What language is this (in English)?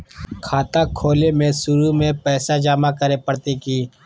Magahi